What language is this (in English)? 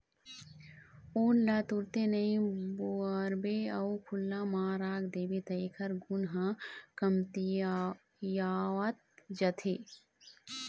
Chhattisgarhi